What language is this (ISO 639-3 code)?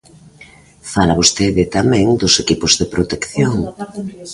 glg